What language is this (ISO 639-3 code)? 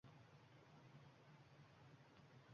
uzb